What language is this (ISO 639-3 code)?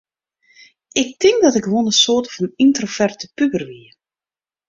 fry